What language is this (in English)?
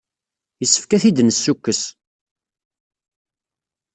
Kabyle